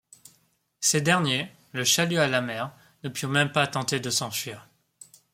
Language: French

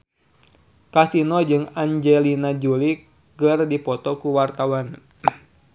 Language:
Sundanese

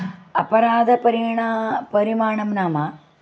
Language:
Sanskrit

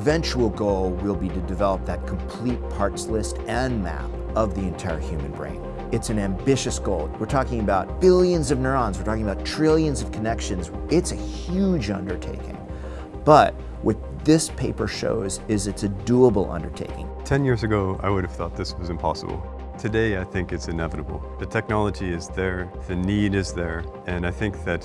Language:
English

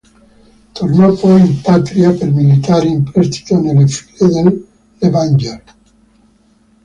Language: Italian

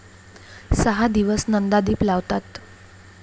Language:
Marathi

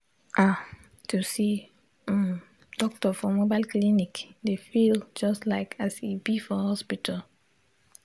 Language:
Nigerian Pidgin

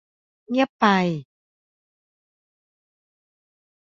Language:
Thai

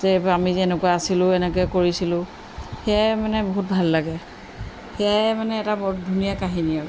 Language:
Assamese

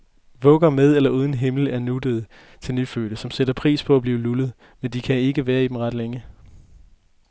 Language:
Danish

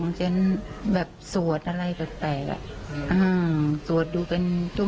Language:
Thai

